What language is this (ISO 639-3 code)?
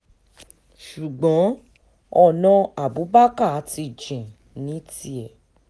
yor